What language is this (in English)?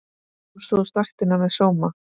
Icelandic